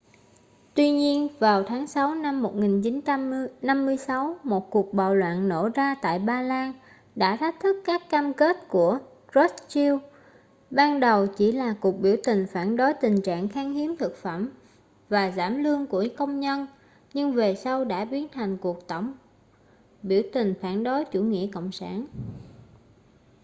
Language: Vietnamese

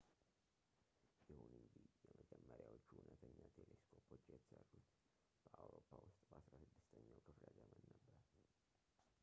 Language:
Amharic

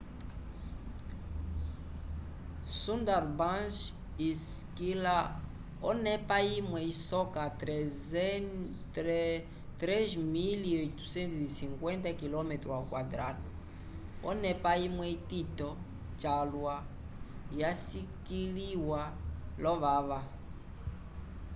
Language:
Umbundu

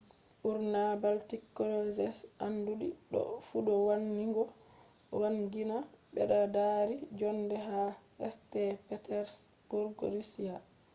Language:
Fula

